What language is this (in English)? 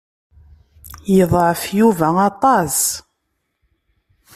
Kabyle